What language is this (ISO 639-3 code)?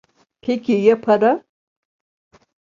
tur